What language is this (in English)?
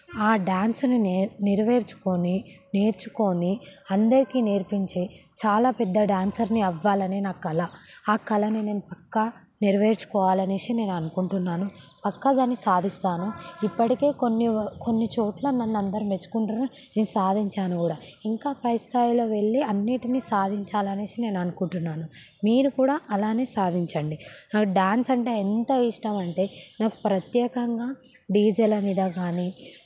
Telugu